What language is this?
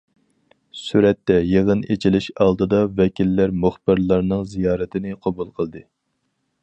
Uyghur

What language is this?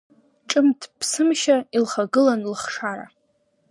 Abkhazian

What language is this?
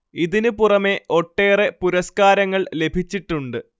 Malayalam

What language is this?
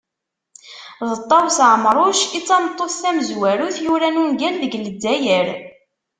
Kabyle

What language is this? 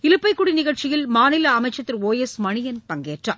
Tamil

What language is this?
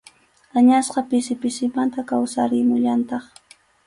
Arequipa-La Unión Quechua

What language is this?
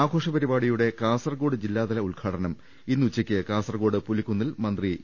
Malayalam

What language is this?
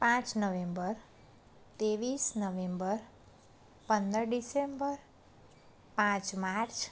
Gujarati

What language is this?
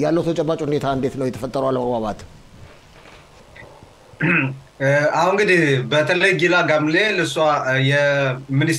Arabic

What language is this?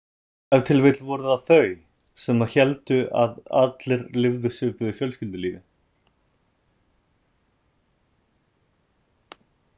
Icelandic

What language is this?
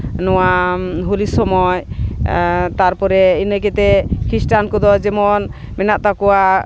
Santali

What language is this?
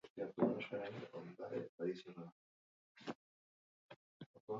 Basque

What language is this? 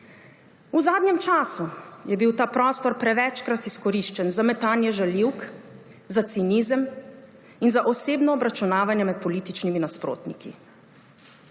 Slovenian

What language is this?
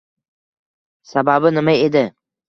Uzbek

